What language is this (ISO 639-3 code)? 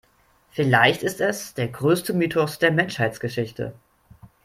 deu